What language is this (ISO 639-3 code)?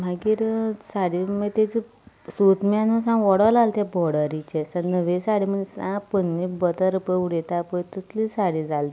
kok